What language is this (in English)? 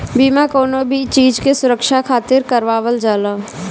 Bhojpuri